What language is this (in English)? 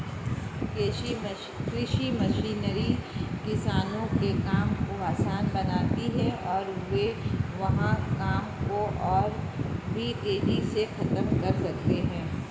Hindi